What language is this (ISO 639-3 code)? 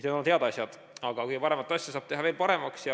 est